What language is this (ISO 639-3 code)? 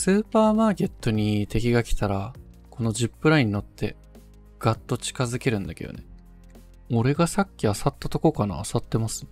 jpn